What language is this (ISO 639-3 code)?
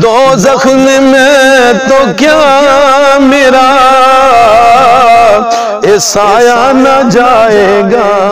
hin